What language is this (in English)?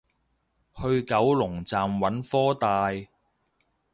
Cantonese